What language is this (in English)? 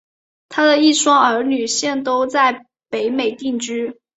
Chinese